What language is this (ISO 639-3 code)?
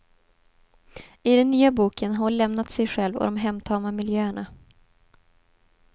swe